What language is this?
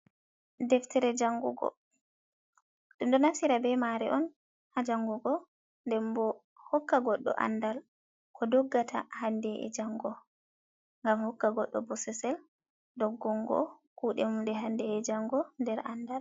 Fula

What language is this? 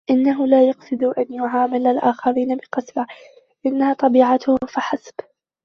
Arabic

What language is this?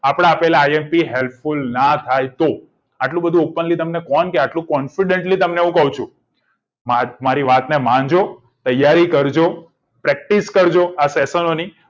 Gujarati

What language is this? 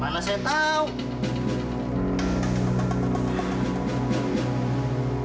Indonesian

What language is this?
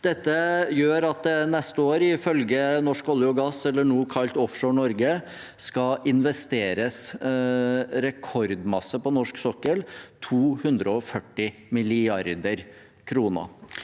Norwegian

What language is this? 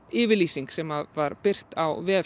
Icelandic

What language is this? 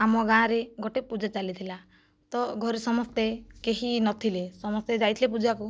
Odia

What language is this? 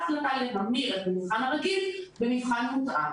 Hebrew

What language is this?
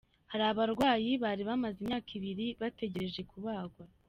Kinyarwanda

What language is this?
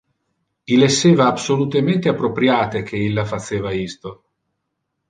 Interlingua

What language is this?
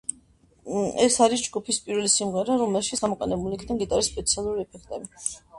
Georgian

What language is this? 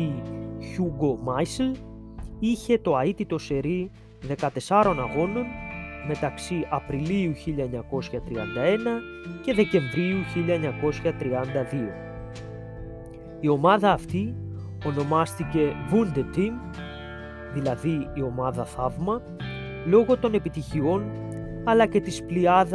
Greek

